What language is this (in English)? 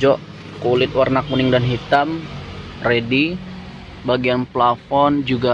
Indonesian